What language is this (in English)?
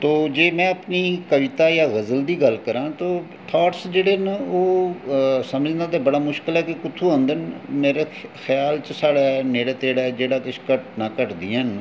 Dogri